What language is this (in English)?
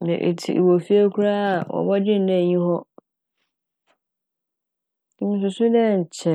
Akan